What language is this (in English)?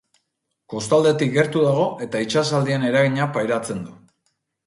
Basque